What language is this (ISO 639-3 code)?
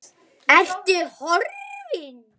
isl